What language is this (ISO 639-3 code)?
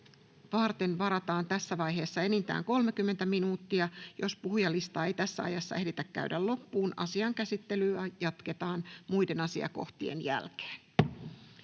fin